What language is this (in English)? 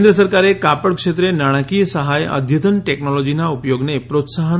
Gujarati